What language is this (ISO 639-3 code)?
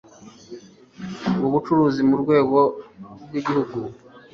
kin